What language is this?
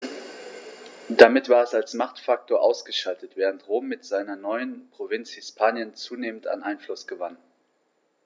German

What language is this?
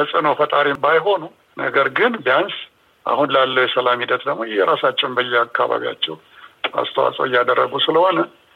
Amharic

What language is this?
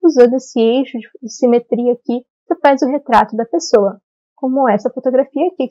Portuguese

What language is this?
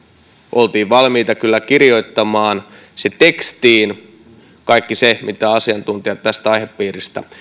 Finnish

